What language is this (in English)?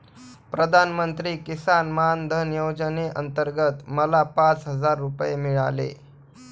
Marathi